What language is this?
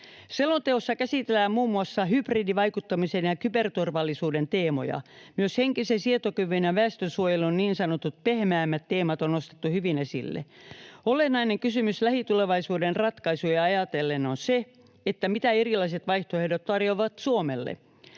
Finnish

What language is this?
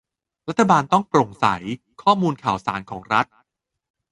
Thai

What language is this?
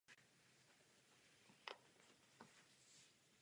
Czech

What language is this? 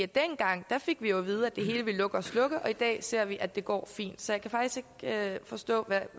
Danish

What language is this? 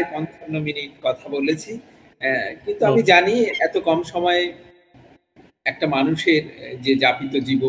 Bangla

